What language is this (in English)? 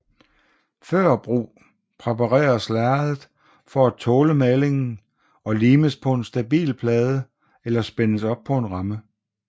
Danish